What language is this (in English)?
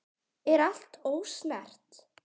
Icelandic